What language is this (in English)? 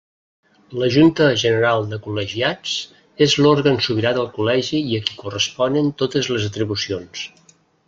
Catalan